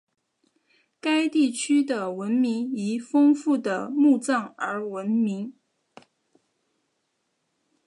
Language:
Chinese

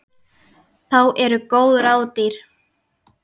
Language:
Icelandic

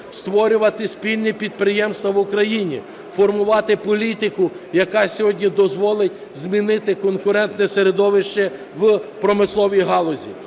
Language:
Ukrainian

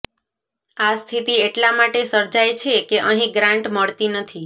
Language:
Gujarati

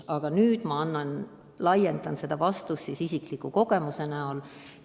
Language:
Estonian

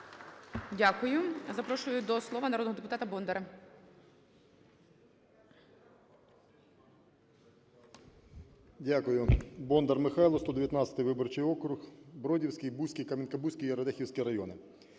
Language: Ukrainian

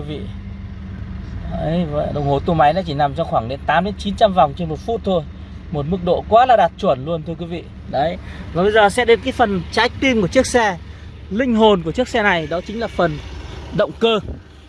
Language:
Vietnamese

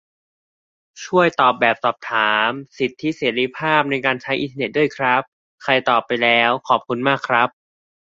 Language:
Thai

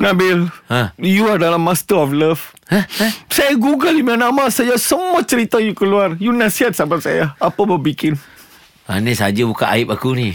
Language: Malay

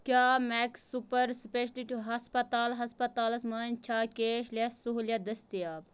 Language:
Kashmiri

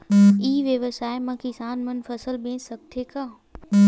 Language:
Chhattisgarhi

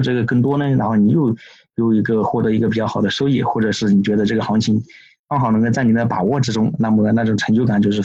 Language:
Chinese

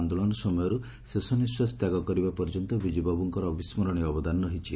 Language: Odia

